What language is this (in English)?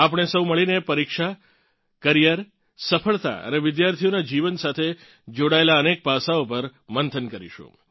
Gujarati